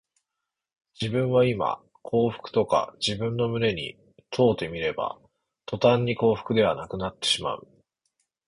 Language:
Japanese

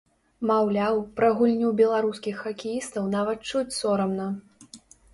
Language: Belarusian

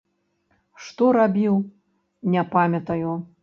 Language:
Belarusian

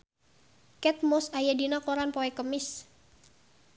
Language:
Sundanese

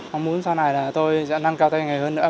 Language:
Vietnamese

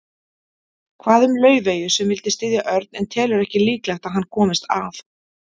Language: Icelandic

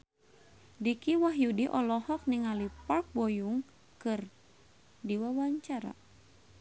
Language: Sundanese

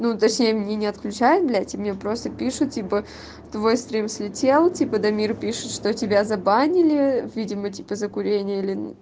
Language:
Russian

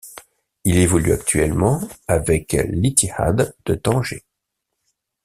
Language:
French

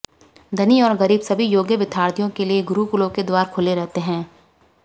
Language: Hindi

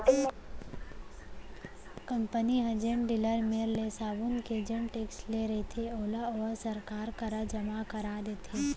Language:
Chhattisgarhi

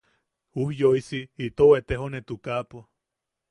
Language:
Yaqui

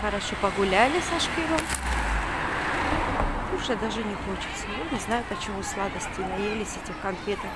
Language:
Russian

